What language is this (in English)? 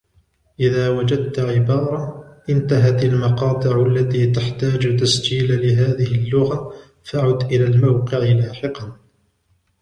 Arabic